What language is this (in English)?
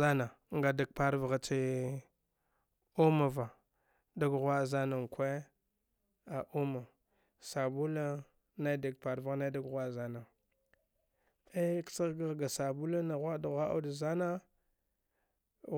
Dghwede